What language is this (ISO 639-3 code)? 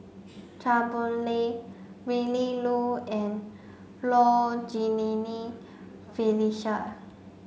eng